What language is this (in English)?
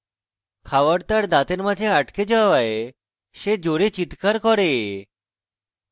Bangla